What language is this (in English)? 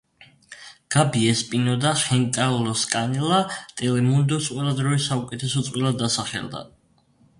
Georgian